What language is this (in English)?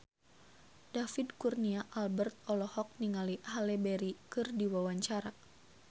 Sundanese